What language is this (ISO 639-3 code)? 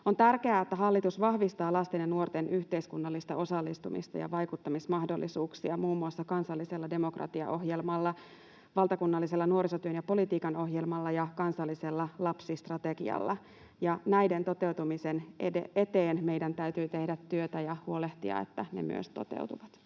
fin